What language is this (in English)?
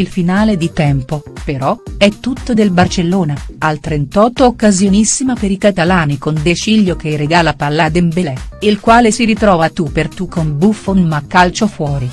Italian